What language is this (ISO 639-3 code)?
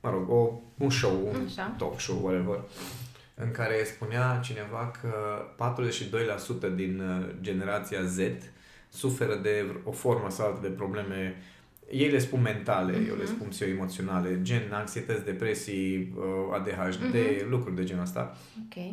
ron